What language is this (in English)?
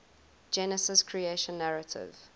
English